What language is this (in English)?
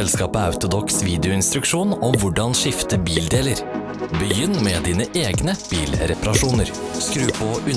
Dutch